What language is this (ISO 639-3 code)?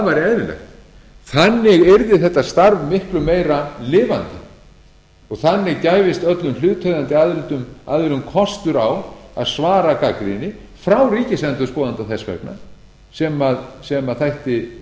isl